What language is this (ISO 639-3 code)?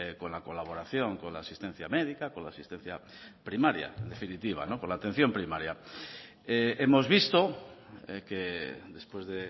spa